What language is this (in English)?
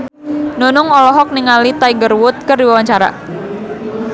Sundanese